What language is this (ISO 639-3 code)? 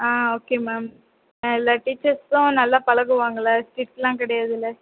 tam